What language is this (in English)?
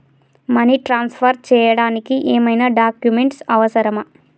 Telugu